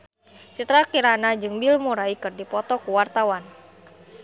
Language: Sundanese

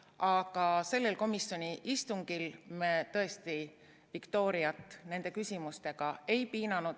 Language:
Estonian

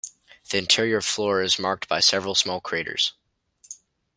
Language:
English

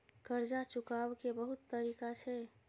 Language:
Maithili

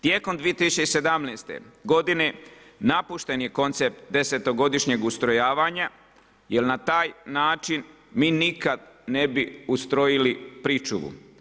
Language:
Croatian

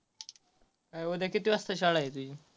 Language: Marathi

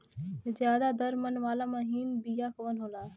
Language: Bhojpuri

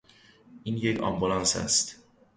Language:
Persian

